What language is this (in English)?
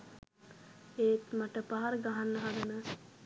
Sinhala